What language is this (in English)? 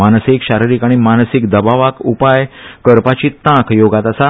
Konkani